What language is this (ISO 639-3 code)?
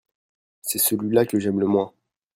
fra